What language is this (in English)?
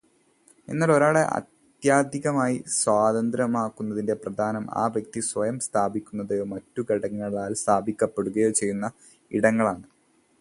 Malayalam